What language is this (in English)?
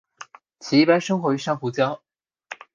Chinese